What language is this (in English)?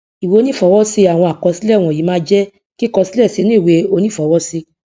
Yoruba